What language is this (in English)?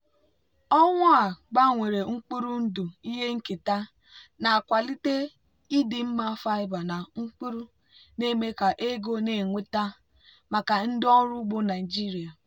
Igbo